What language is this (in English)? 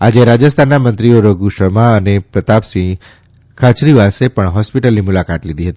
Gujarati